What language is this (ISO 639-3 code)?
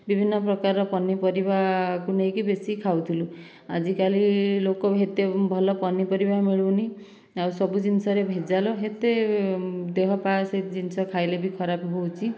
ori